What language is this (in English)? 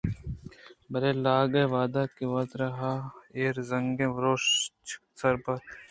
Eastern Balochi